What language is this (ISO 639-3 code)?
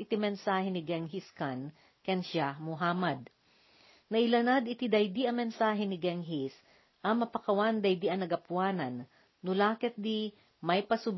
fil